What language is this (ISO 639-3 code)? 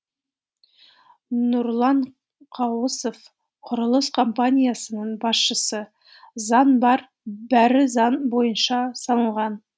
kaz